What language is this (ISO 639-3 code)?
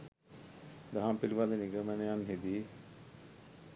sin